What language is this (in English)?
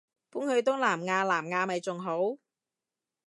Cantonese